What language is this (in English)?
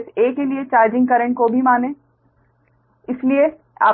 Hindi